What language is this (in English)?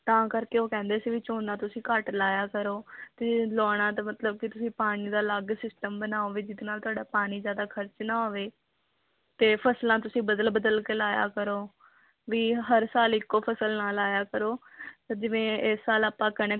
Punjabi